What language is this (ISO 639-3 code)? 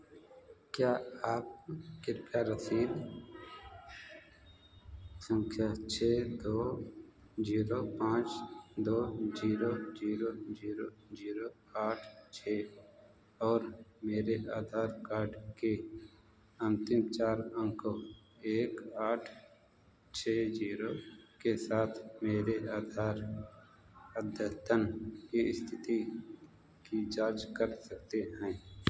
hin